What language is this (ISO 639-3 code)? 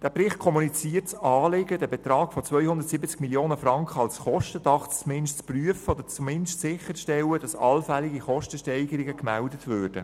gsw